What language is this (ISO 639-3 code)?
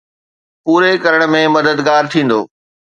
snd